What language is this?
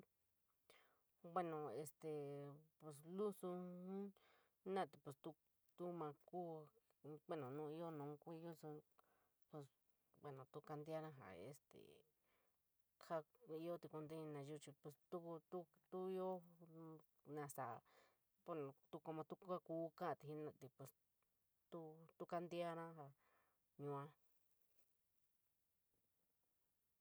San Miguel El Grande Mixtec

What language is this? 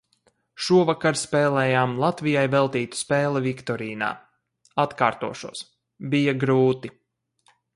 Latvian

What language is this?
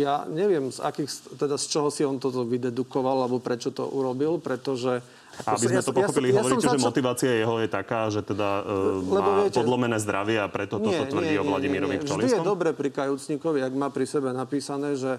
Slovak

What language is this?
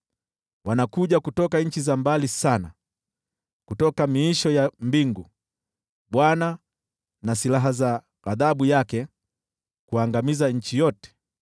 Swahili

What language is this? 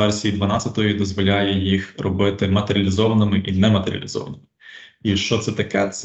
Ukrainian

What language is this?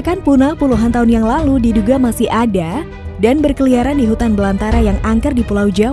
Indonesian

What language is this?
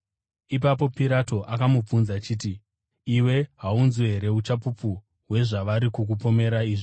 Shona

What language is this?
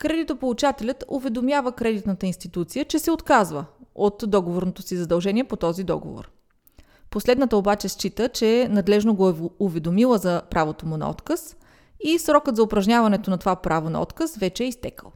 Bulgarian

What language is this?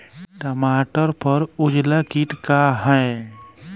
Bhojpuri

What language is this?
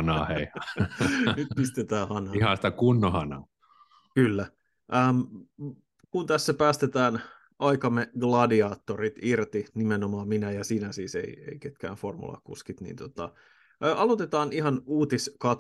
Finnish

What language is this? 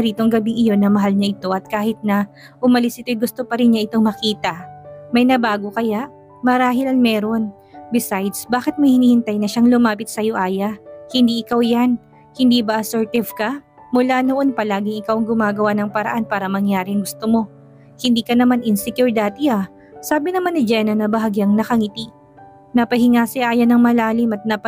Filipino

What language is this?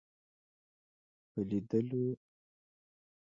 Pashto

